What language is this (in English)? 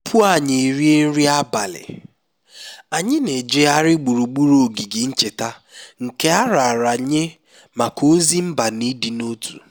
Igbo